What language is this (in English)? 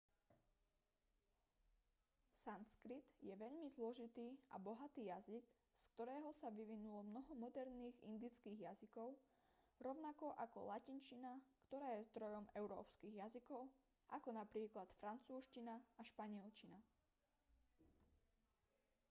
Slovak